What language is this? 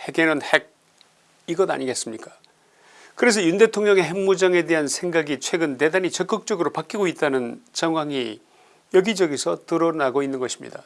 Korean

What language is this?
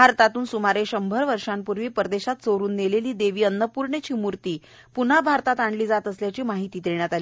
Marathi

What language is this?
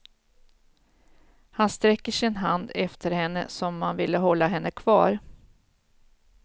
Swedish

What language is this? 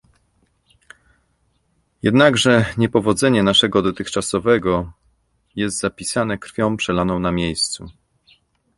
Polish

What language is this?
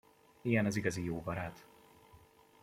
Hungarian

